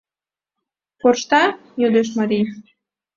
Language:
Mari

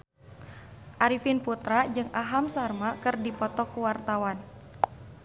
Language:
Sundanese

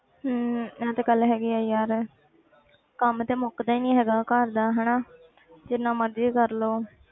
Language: Punjabi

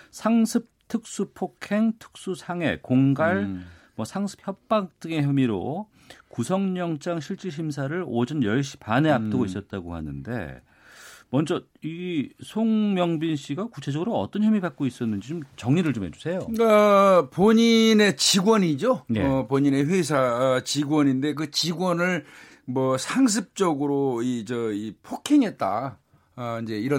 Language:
Korean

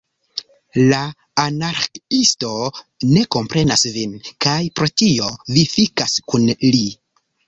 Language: Esperanto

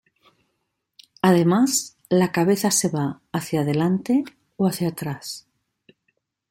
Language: Spanish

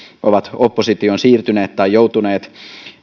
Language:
Finnish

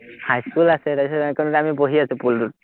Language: Assamese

